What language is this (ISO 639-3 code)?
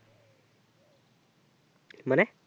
ben